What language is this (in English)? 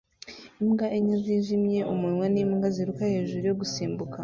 Kinyarwanda